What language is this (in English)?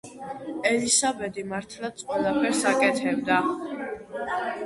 Georgian